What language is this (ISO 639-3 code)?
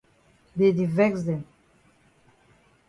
wes